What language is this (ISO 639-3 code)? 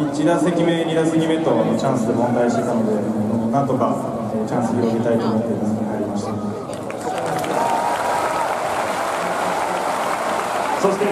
jpn